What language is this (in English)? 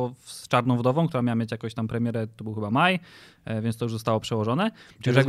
Polish